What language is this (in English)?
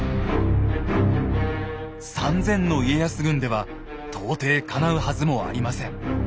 Japanese